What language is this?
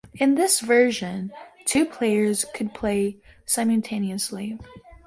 English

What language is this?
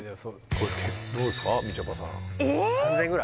Japanese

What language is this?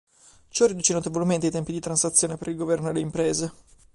Italian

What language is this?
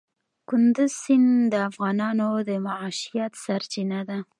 Pashto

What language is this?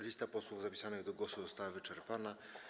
Polish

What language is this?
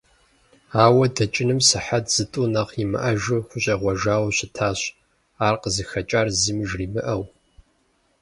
Kabardian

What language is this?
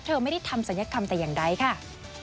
Thai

